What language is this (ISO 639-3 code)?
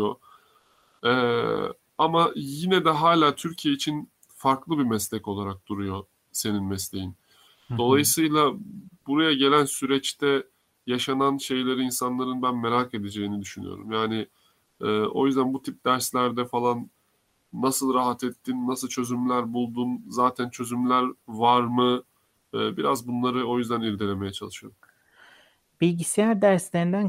tur